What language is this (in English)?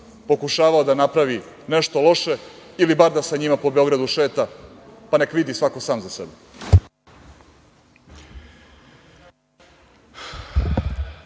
Serbian